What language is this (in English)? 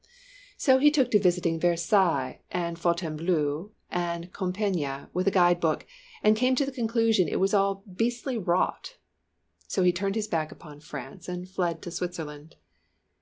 English